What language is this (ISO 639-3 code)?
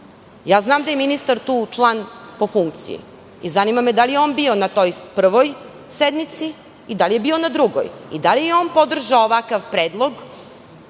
srp